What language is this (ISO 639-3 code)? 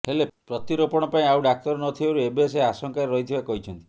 ori